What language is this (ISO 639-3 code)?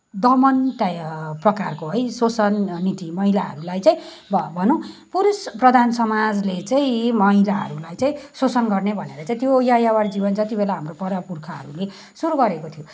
nep